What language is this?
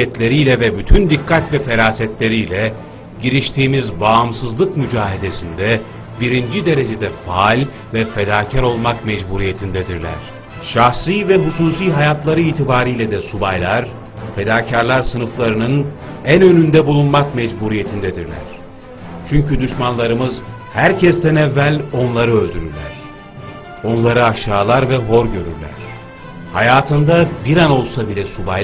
Turkish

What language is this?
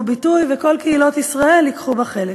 Hebrew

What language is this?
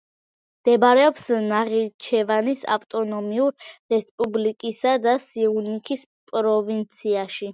Georgian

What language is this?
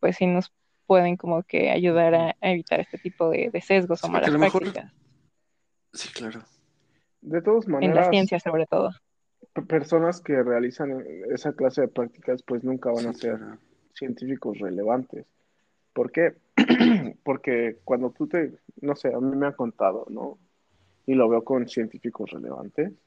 Spanish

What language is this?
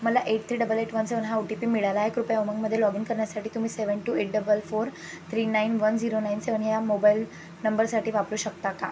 Marathi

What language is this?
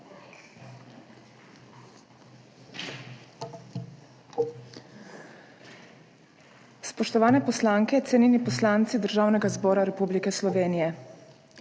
Slovenian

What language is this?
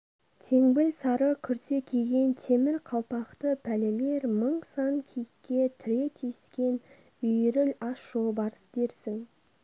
Kazakh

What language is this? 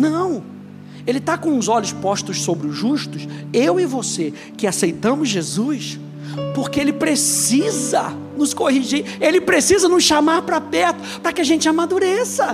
Portuguese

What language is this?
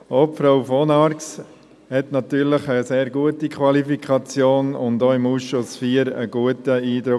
Swiss German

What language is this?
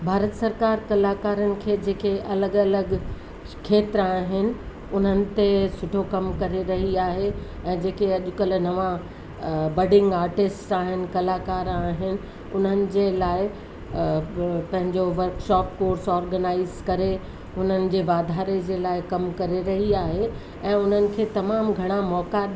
Sindhi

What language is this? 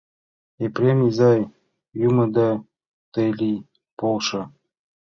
Mari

